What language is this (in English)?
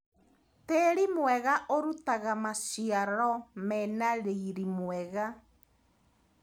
Kikuyu